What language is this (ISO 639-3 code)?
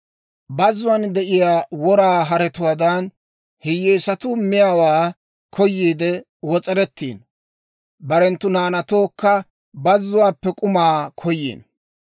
dwr